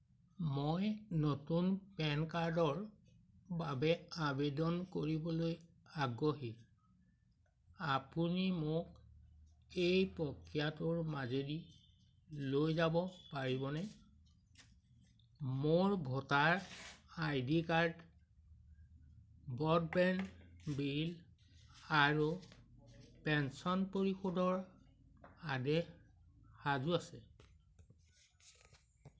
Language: Assamese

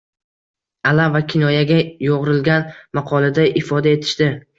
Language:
Uzbek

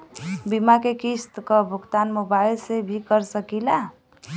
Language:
Bhojpuri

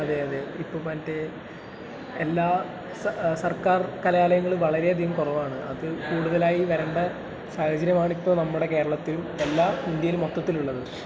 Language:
Malayalam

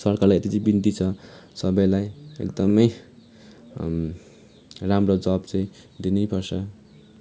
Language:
Nepali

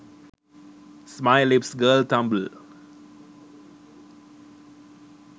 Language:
Sinhala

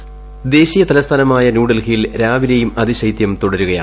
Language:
Malayalam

